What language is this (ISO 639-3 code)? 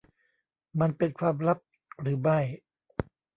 tha